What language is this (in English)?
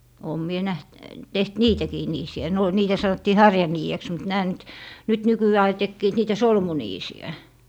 Finnish